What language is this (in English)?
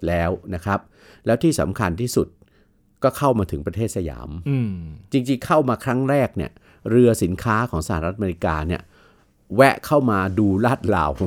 Thai